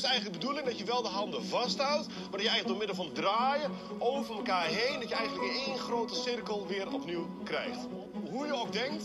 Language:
Dutch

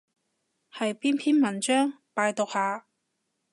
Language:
Cantonese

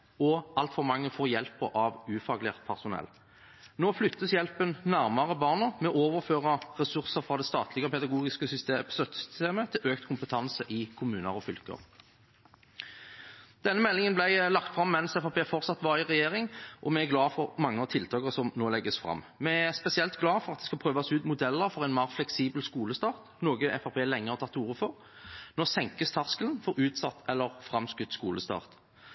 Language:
Norwegian Bokmål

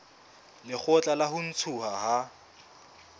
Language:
Southern Sotho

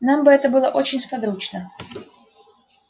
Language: Russian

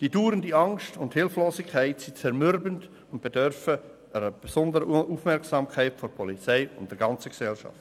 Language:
Swiss German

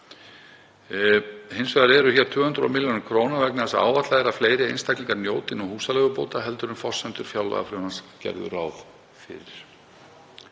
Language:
Icelandic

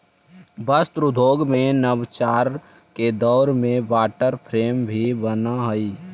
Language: Magahi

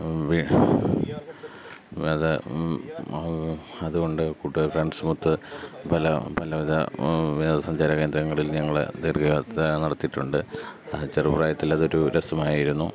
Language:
Malayalam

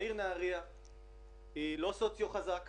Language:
Hebrew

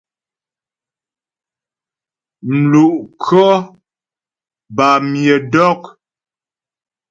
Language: Ghomala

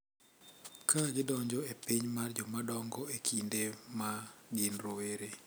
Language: Luo (Kenya and Tanzania)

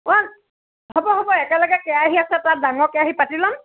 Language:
Assamese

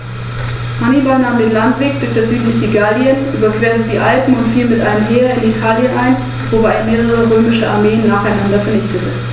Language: German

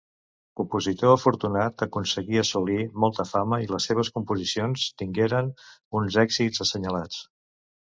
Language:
Catalan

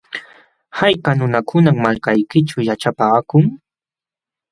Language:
Jauja Wanca Quechua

